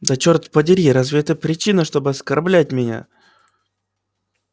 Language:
Russian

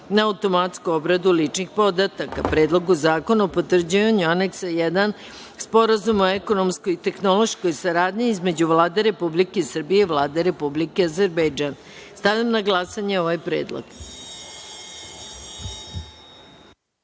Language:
Serbian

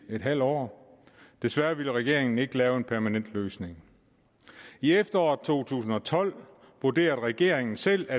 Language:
Danish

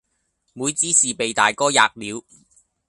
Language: Cantonese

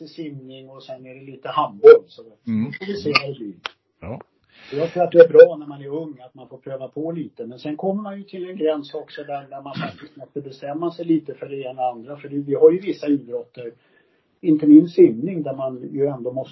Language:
Swedish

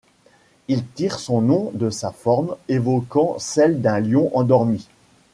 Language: French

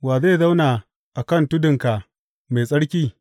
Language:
Hausa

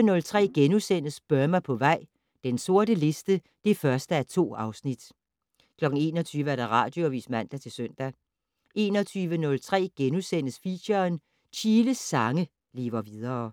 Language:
Danish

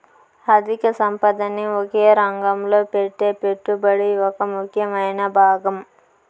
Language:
Telugu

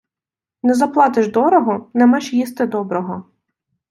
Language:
Ukrainian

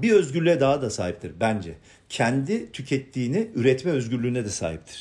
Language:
Turkish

